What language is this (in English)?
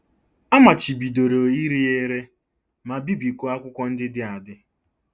Igbo